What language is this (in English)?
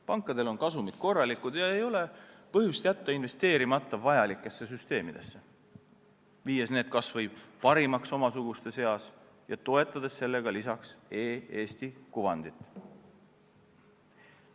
Estonian